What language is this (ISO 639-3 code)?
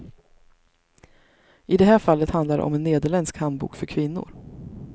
swe